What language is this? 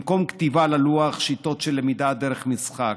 Hebrew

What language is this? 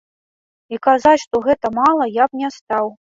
Belarusian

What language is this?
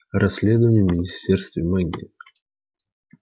Russian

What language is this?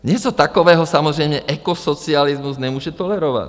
Czech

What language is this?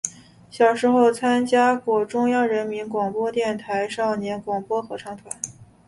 Chinese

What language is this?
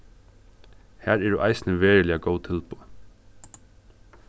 Faroese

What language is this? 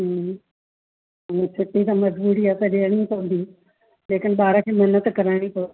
Sindhi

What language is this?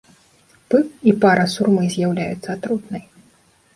Belarusian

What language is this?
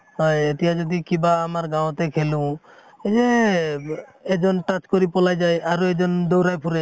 Assamese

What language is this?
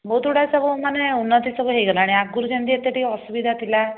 Odia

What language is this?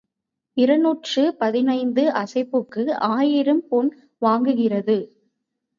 Tamil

